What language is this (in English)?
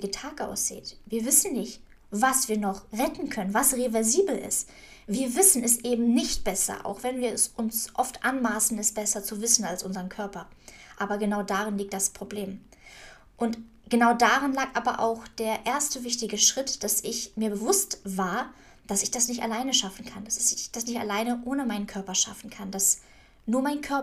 German